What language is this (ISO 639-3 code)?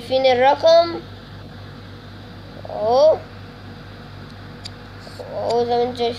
ara